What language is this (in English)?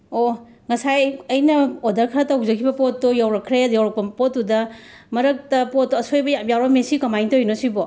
Manipuri